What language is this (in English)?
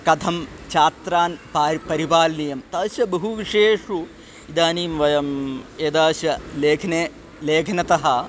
Sanskrit